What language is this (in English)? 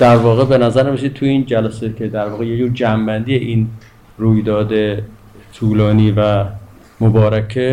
Persian